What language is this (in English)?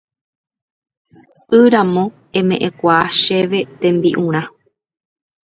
Guarani